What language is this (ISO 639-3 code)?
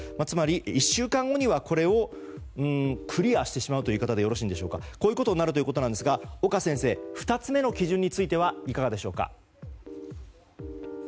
jpn